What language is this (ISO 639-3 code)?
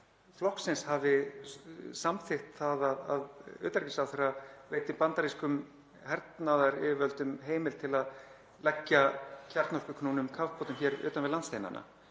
isl